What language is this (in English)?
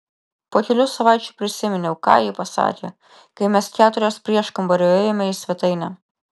Lithuanian